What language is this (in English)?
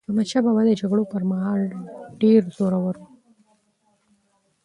Pashto